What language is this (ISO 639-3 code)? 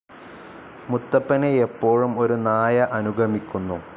mal